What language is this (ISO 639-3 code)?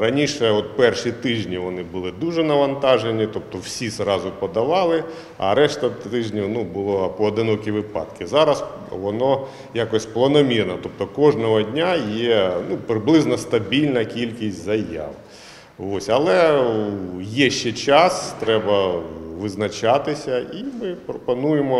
ukr